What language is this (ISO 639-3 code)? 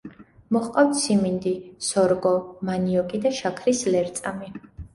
kat